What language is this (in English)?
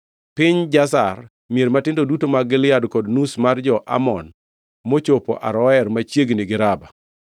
Luo (Kenya and Tanzania)